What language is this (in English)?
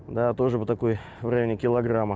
Russian